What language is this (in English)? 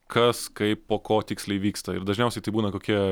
Lithuanian